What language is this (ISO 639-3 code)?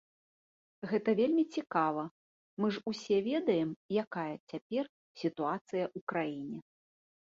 bel